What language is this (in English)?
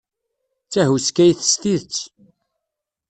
Kabyle